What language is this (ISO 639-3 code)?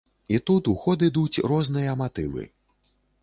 bel